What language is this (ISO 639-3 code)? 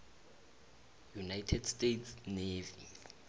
nbl